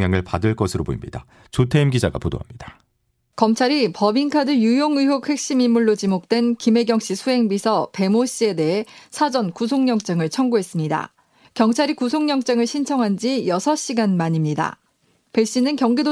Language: Korean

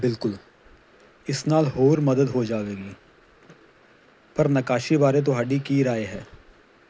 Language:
Punjabi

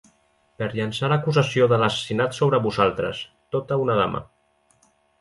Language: Catalan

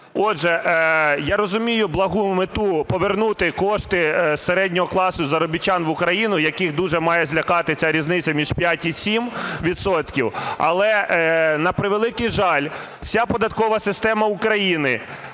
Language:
Ukrainian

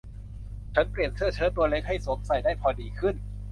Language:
Thai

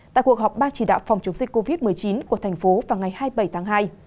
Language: Vietnamese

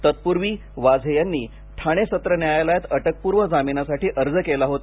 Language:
Marathi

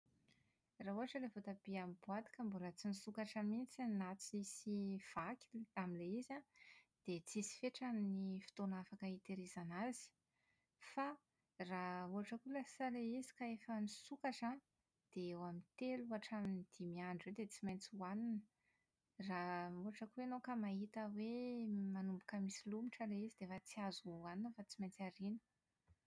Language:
Malagasy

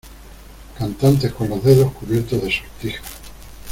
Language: Spanish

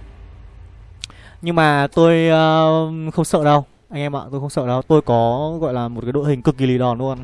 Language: Vietnamese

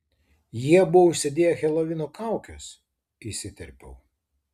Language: Lithuanian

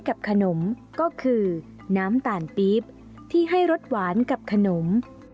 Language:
Thai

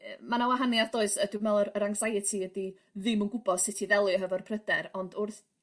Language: Welsh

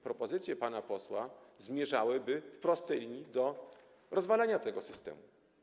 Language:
Polish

